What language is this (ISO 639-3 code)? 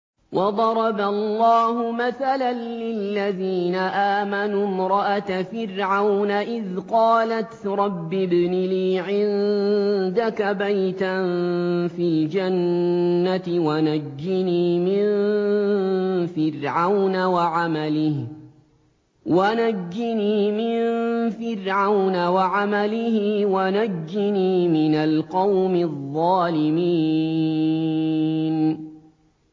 ara